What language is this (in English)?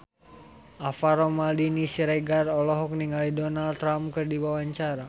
Sundanese